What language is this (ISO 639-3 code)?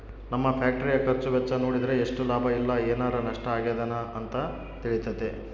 kan